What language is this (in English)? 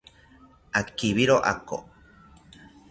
South Ucayali Ashéninka